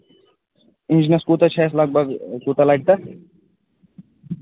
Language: Kashmiri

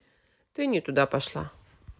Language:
Russian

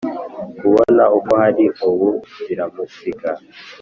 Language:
Kinyarwanda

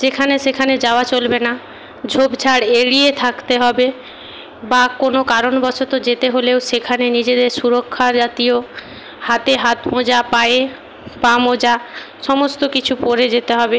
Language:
Bangla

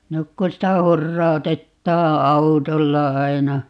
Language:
Finnish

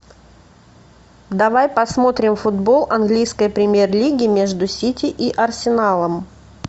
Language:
Russian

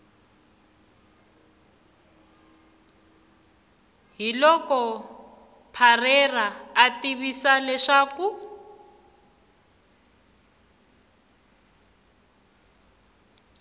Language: Tsonga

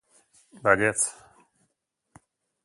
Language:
Basque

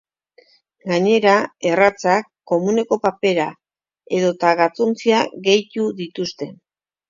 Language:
Basque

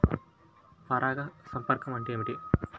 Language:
Telugu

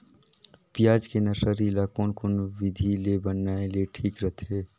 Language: Chhattisgarhi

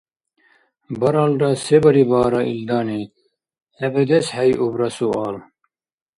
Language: Dargwa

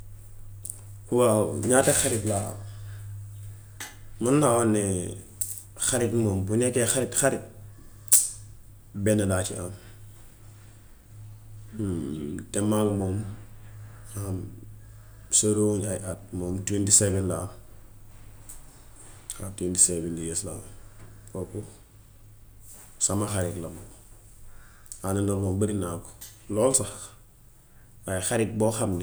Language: Gambian Wolof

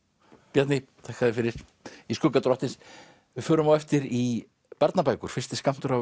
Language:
Icelandic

